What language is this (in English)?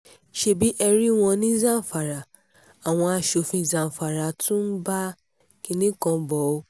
Yoruba